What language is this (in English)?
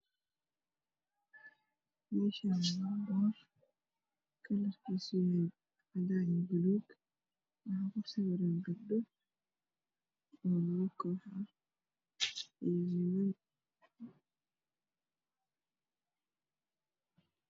Somali